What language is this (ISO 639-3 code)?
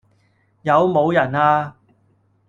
yue